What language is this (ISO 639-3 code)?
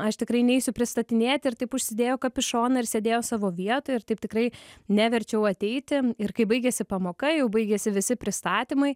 lit